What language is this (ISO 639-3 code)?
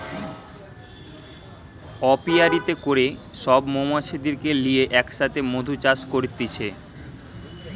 ben